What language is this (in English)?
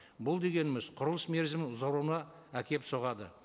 Kazakh